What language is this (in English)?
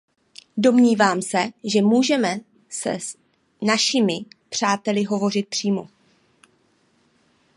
Czech